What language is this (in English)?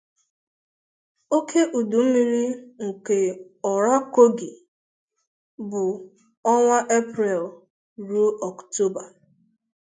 Igbo